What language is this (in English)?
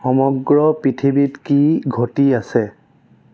Assamese